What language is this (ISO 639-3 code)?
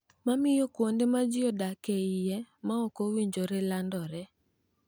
luo